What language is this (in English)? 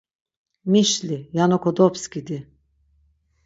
Laz